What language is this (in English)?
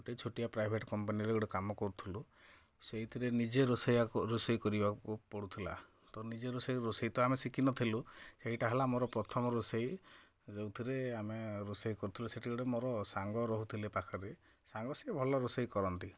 Odia